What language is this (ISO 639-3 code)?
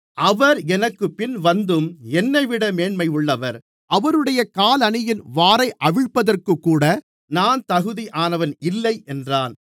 tam